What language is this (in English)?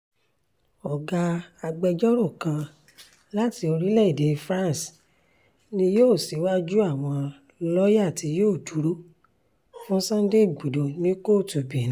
Yoruba